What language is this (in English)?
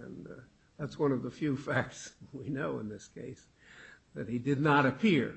English